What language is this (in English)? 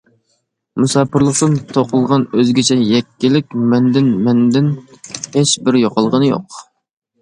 Uyghur